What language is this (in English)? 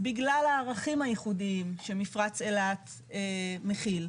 Hebrew